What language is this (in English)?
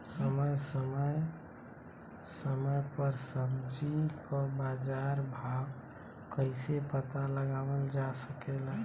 Bhojpuri